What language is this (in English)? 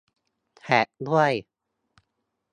Thai